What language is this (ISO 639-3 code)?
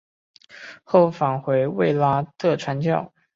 zho